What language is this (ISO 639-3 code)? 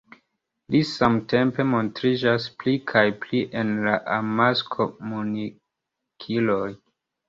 epo